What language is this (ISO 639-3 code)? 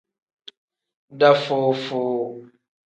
kdh